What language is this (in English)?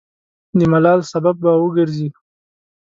Pashto